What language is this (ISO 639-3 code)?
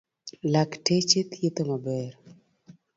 luo